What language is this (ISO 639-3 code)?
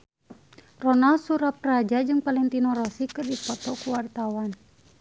sun